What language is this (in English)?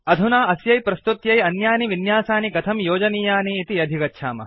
Sanskrit